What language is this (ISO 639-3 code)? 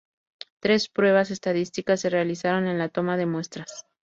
spa